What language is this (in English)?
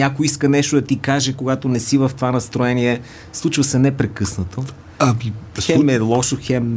Bulgarian